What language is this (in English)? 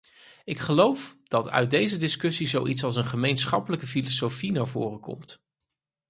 Dutch